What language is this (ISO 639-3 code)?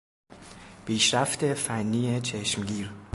fas